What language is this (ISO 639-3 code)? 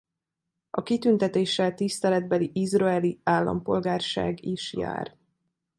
hun